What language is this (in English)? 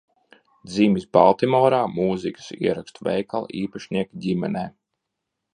Latvian